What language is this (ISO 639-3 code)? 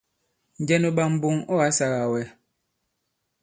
abb